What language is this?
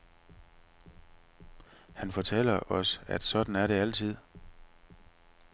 Danish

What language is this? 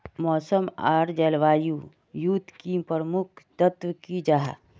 Magahi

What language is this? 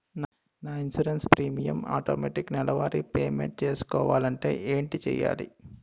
Telugu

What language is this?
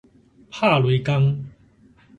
Min Nan Chinese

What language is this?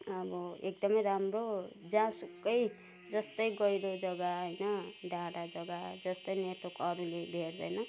Nepali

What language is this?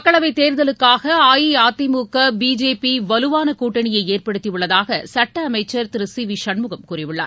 Tamil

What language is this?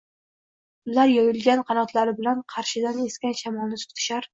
Uzbek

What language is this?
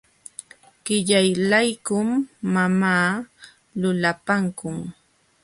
Jauja Wanca Quechua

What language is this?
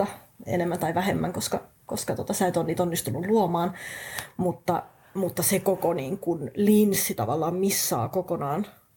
Finnish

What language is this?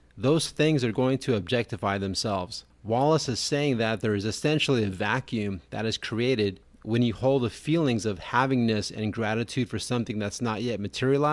English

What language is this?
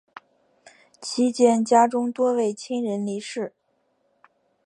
Chinese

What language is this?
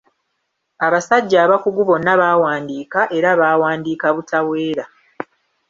Ganda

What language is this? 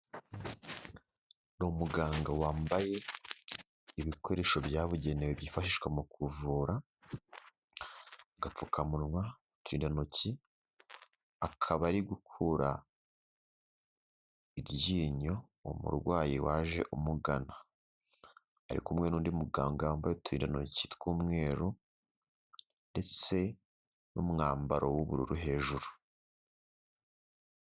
Kinyarwanda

